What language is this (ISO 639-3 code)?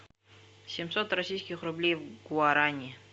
rus